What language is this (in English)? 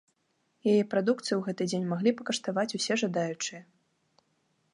Belarusian